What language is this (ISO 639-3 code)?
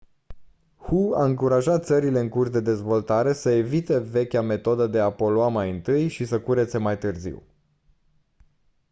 ron